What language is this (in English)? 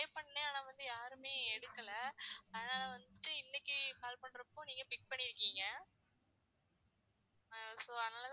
Tamil